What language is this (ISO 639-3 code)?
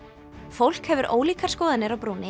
isl